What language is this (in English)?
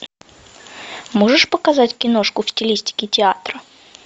Russian